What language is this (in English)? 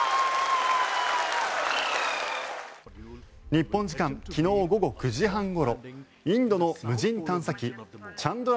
Japanese